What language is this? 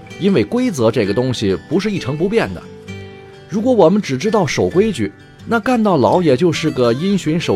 Chinese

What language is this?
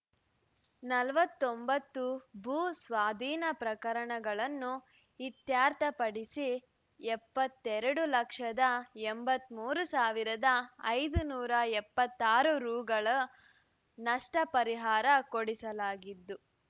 Kannada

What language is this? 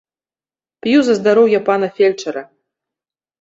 Belarusian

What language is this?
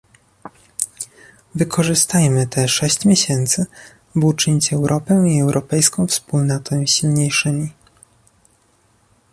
Polish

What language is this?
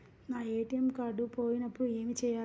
Telugu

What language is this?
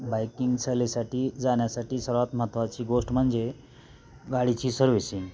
Marathi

